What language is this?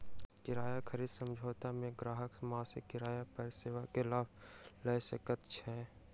Maithili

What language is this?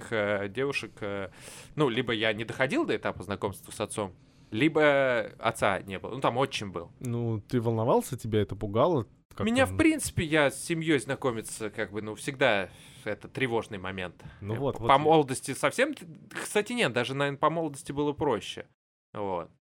Russian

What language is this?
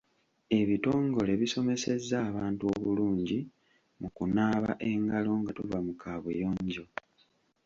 Ganda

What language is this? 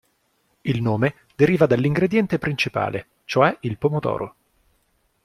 Italian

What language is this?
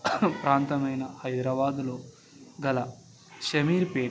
Telugu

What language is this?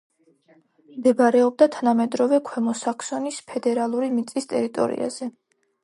Georgian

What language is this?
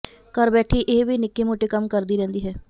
Punjabi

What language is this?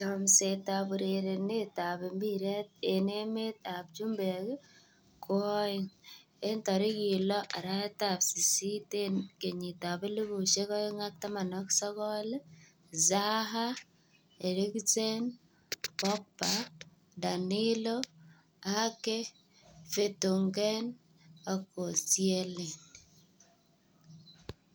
Kalenjin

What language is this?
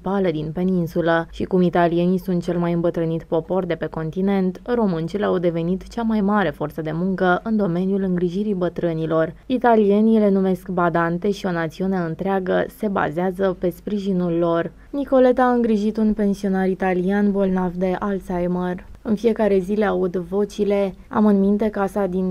Romanian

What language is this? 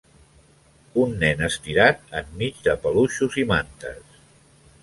Catalan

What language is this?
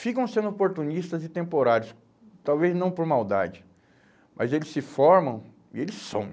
Portuguese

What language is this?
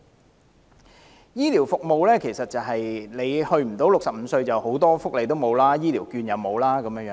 Cantonese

